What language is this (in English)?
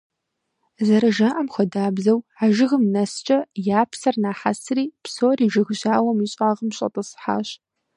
Kabardian